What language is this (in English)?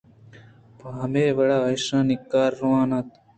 Eastern Balochi